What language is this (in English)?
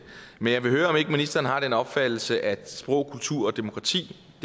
Danish